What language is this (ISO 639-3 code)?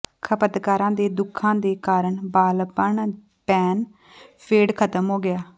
pan